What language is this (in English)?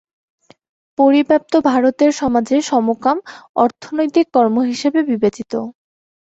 Bangla